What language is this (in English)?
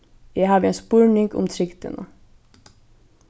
Faroese